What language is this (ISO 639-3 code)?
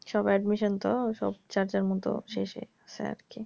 ben